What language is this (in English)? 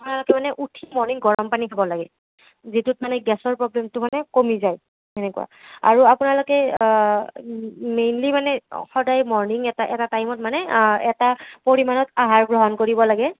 Assamese